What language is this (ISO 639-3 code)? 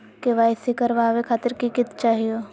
mag